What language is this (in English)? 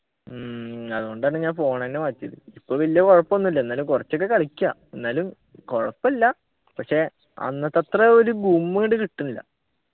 Malayalam